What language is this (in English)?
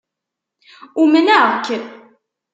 Kabyle